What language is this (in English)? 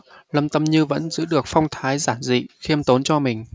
Vietnamese